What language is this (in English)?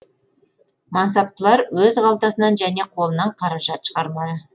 Kazakh